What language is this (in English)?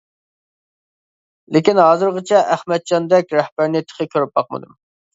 Uyghur